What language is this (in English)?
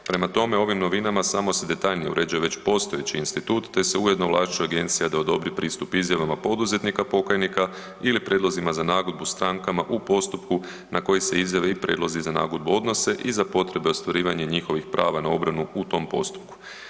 Croatian